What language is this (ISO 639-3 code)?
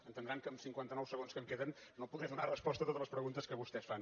cat